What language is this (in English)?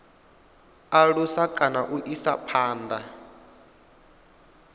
Venda